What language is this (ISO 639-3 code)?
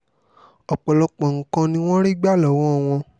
yor